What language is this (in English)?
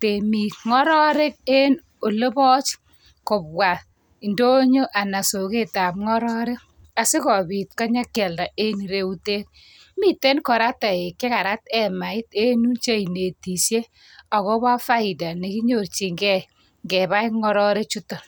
Kalenjin